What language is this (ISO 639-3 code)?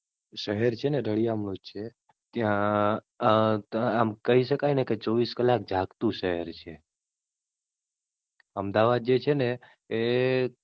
guj